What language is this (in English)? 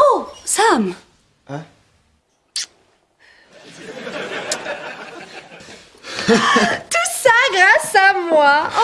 French